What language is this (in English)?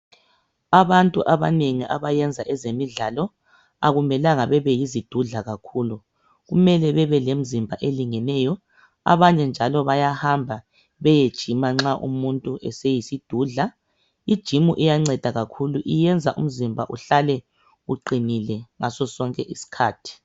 North Ndebele